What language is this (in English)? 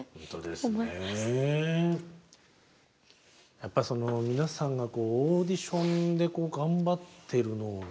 Japanese